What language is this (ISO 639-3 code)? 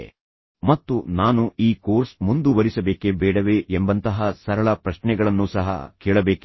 kan